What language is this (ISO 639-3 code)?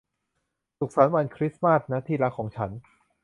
tha